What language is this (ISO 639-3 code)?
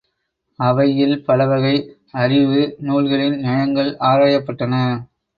tam